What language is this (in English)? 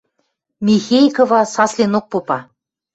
Western Mari